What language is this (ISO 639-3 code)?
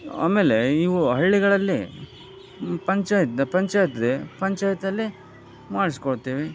kan